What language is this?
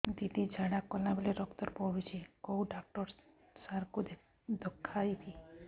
Odia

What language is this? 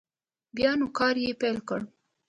Pashto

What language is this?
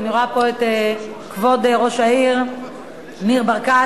Hebrew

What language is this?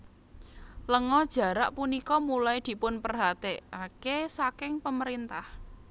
Javanese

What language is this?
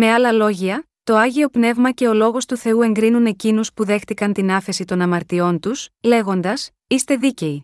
Greek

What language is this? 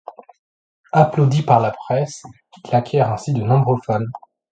French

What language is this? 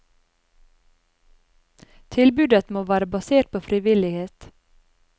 Norwegian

